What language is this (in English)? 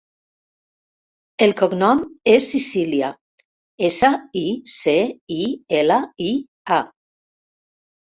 Catalan